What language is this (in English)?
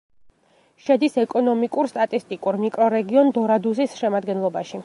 Georgian